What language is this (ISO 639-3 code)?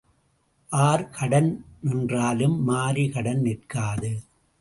tam